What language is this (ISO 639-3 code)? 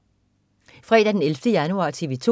dan